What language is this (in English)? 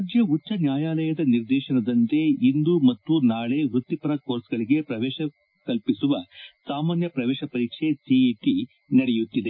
Kannada